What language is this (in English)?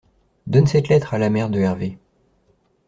French